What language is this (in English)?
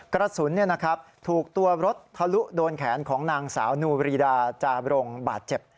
Thai